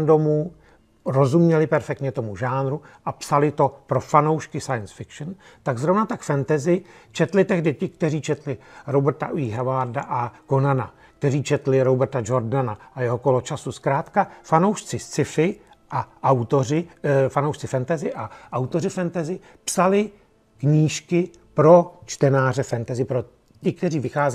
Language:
Czech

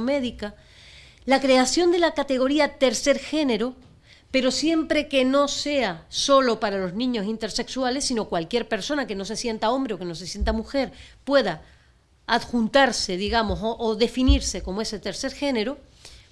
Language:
Spanish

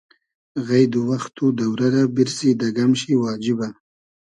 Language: Hazaragi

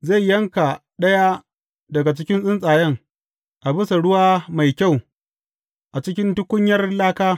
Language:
Hausa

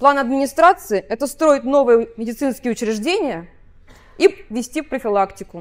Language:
Russian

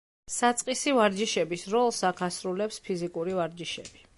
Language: Georgian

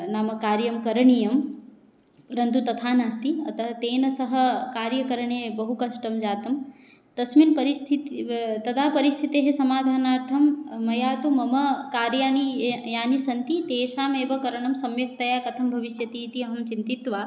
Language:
Sanskrit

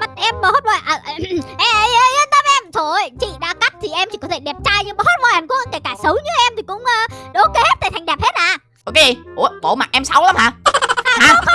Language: Vietnamese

